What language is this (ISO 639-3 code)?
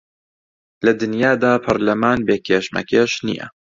ckb